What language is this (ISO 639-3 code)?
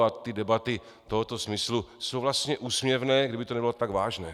ces